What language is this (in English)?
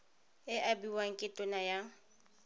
Tswana